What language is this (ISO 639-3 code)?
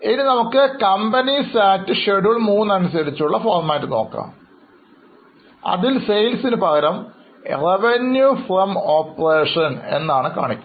mal